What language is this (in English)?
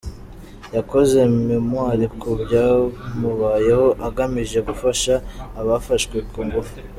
Kinyarwanda